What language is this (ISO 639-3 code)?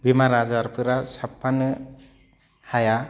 brx